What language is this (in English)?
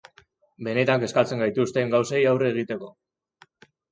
Basque